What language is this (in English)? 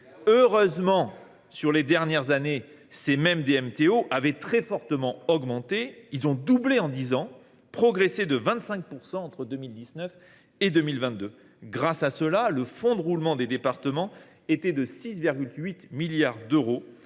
French